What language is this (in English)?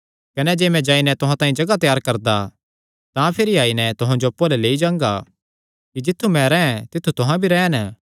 Kangri